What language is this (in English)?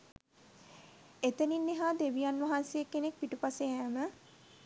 Sinhala